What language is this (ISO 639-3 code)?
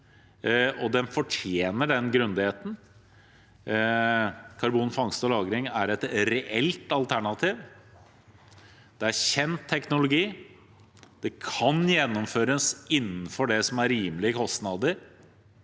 nor